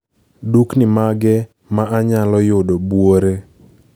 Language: Luo (Kenya and Tanzania)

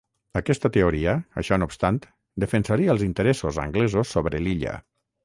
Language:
Catalan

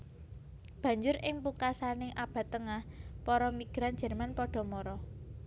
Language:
Javanese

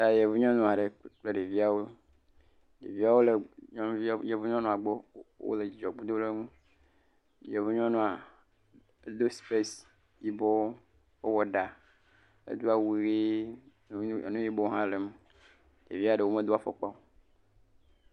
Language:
Ewe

